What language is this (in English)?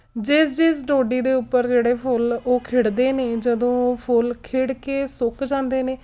Punjabi